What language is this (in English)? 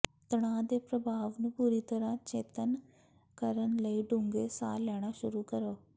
Punjabi